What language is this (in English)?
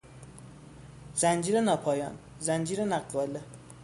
Persian